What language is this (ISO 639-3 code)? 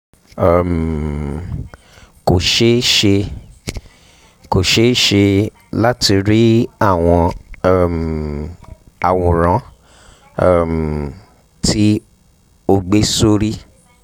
yor